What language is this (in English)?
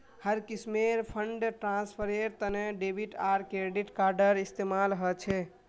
Magahi